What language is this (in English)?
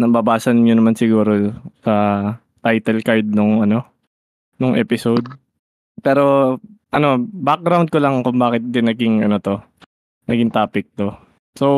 Filipino